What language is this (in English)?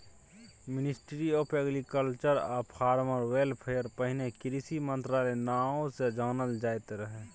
Maithili